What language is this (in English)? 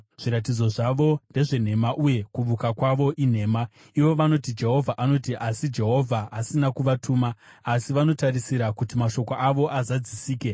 Shona